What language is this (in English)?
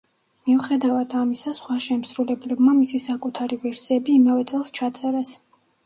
Georgian